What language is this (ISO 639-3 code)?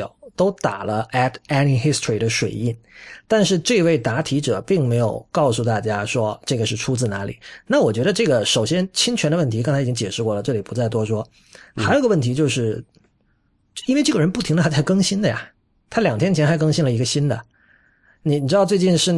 zho